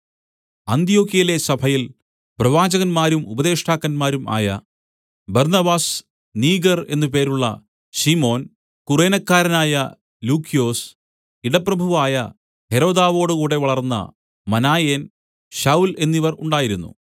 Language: Malayalam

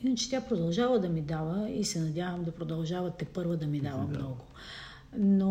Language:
Bulgarian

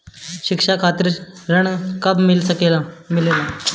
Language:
Bhojpuri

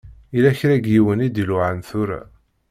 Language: Kabyle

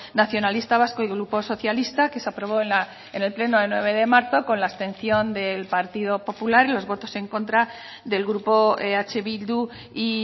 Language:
Spanish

